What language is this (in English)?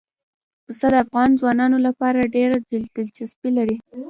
Pashto